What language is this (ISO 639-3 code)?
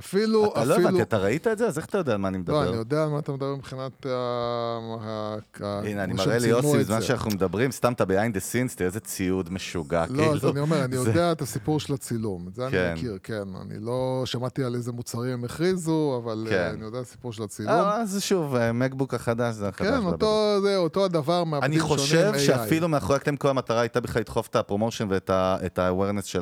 heb